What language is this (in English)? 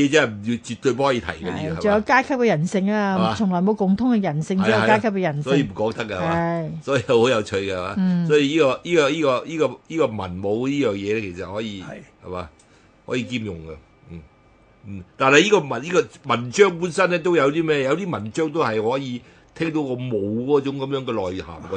Chinese